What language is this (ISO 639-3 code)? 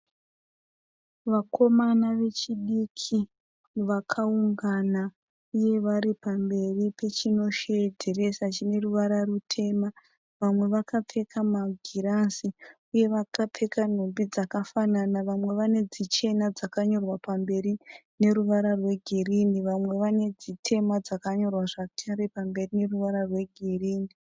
sna